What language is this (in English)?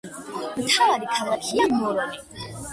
Georgian